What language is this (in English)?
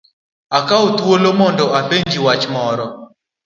Luo (Kenya and Tanzania)